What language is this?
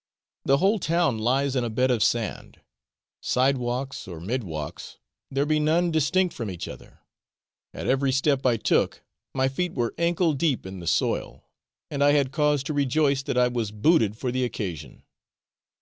English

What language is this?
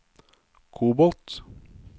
Norwegian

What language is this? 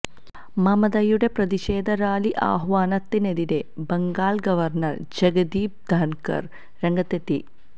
Malayalam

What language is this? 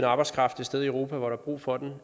Danish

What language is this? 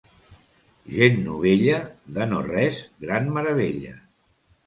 Catalan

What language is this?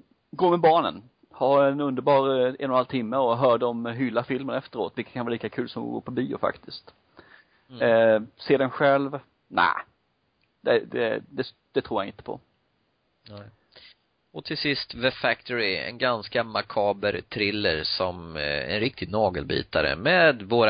Swedish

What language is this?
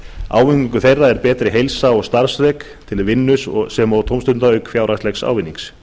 Icelandic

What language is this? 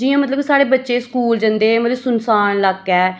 Dogri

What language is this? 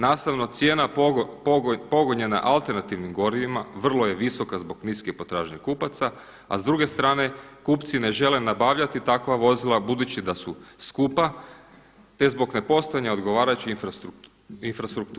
Croatian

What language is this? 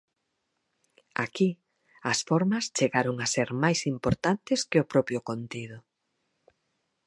Galician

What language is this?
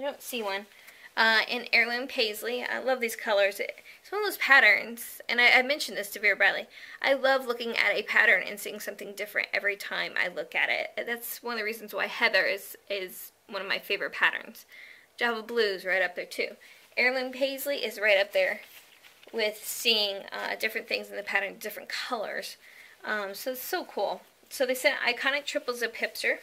English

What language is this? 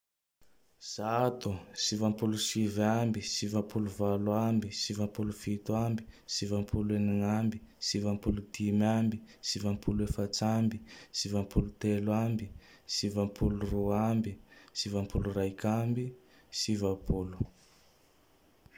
Tandroy-Mahafaly Malagasy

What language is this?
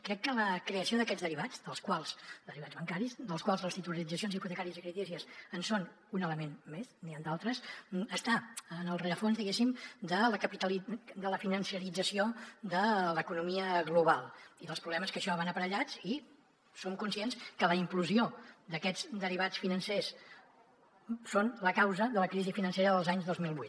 Catalan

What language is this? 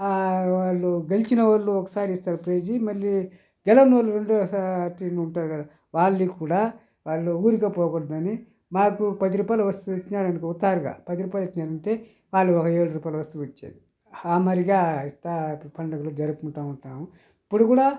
Telugu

